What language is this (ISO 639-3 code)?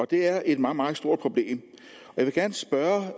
dan